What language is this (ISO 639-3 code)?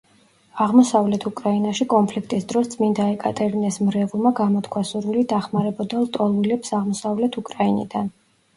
kat